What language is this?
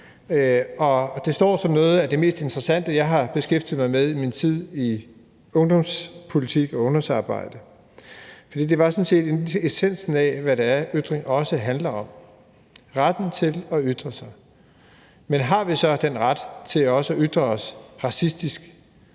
Danish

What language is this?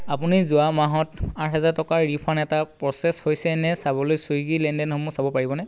Assamese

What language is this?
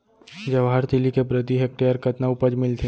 Chhattisgarhi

